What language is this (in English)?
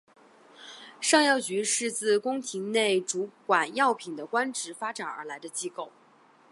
Chinese